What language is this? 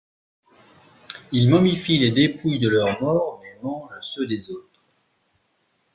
French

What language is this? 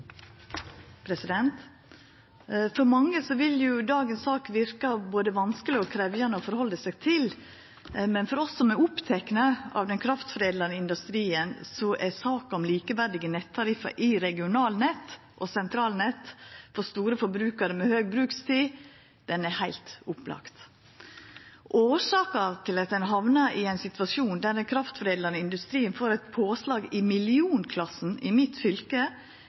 Norwegian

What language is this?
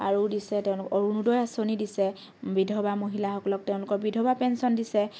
Assamese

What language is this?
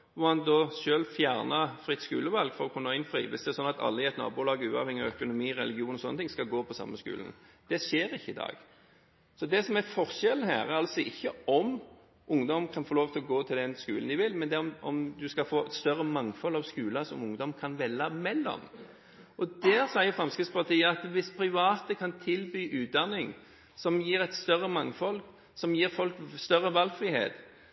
Norwegian Bokmål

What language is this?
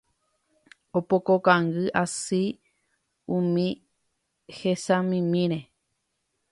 Guarani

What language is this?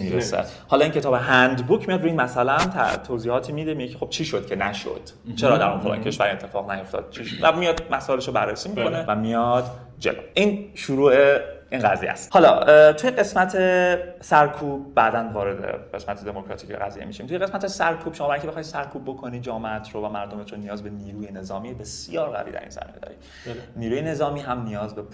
Persian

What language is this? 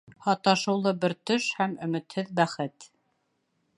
Bashkir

